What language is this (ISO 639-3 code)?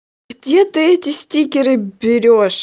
rus